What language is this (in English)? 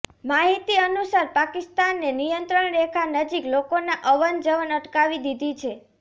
Gujarati